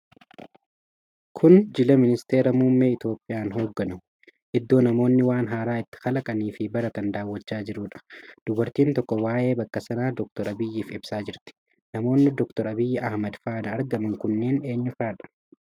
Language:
Oromo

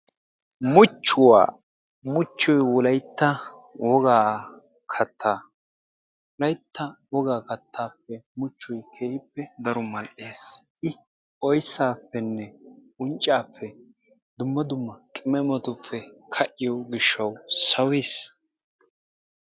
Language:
Wolaytta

